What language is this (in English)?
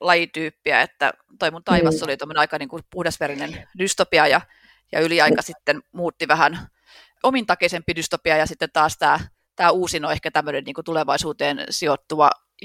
Finnish